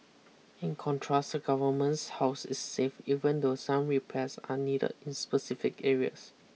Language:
English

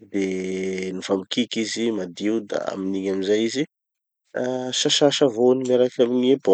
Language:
Tanosy Malagasy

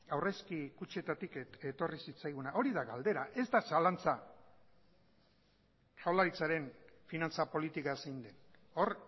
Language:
Basque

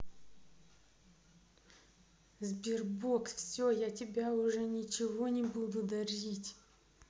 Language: Russian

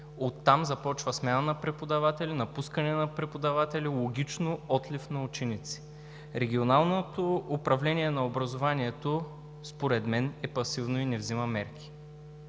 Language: Bulgarian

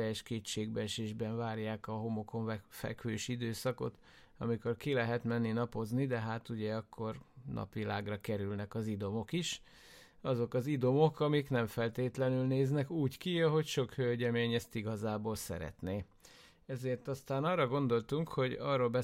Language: Hungarian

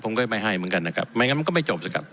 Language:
Thai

